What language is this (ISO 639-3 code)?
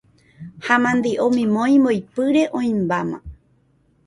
grn